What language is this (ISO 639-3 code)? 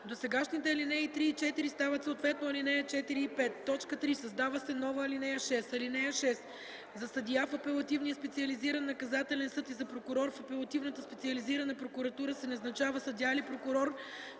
bul